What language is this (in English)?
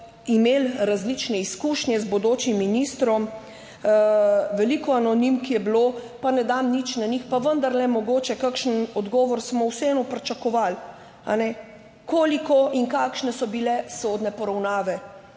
Slovenian